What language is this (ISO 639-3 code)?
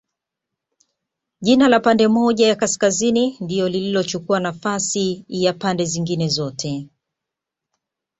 swa